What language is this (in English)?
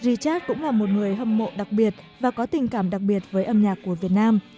Vietnamese